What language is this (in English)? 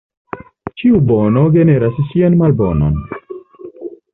Esperanto